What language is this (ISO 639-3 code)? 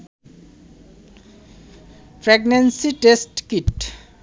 ben